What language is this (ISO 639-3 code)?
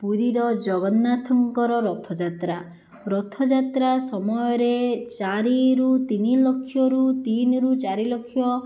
ori